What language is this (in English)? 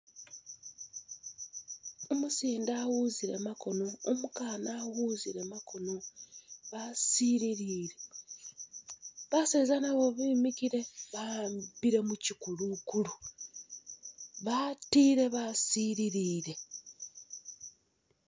Masaaba